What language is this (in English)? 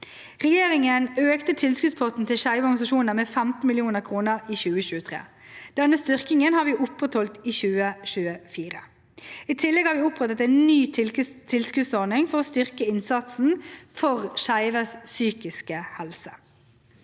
Norwegian